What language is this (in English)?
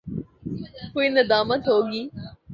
Urdu